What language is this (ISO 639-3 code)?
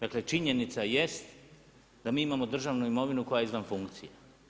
hrv